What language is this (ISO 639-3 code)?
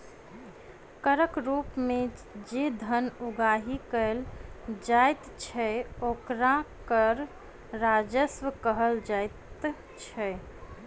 mai